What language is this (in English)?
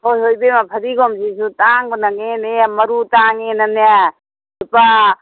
Manipuri